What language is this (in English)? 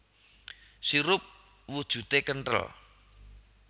Javanese